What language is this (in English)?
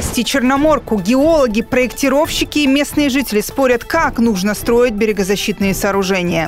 Russian